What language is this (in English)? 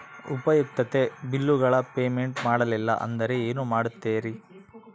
Kannada